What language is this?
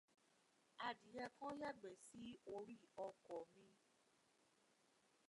Yoruba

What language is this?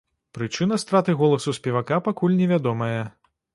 Belarusian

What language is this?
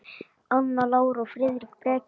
Icelandic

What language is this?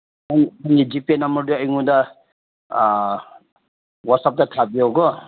Manipuri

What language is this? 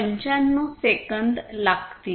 Marathi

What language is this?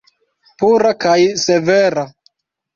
Esperanto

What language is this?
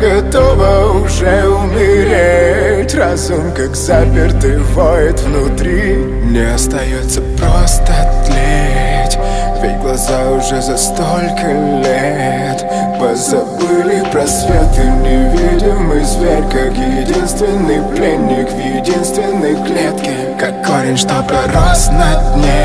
Russian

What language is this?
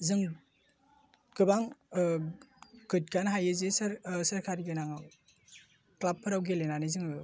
Bodo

